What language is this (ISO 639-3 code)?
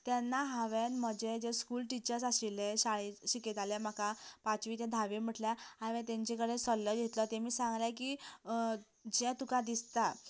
kok